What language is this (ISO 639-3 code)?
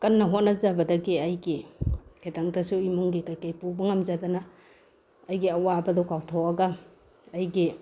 mni